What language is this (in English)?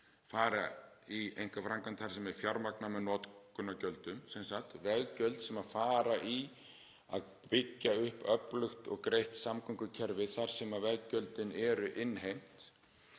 Icelandic